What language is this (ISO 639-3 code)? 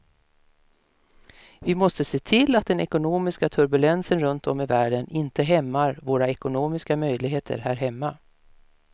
swe